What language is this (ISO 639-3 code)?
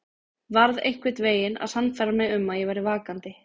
isl